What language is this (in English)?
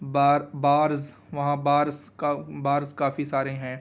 Urdu